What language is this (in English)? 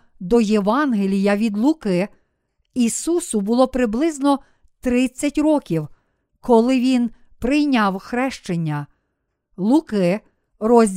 Ukrainian